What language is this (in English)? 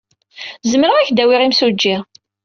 Kabyle